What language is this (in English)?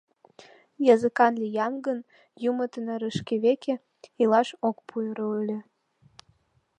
Mari